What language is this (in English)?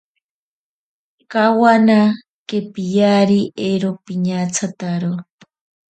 Ashéninka Perené